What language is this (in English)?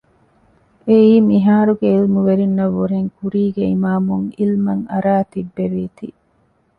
Divehi